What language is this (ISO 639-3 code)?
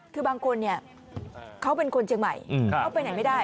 tha